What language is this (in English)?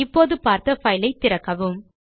Tamil